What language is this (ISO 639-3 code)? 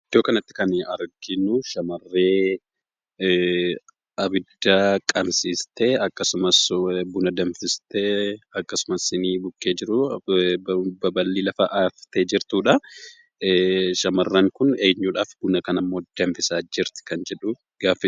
orm